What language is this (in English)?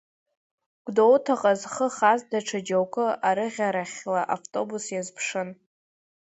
Abkhazian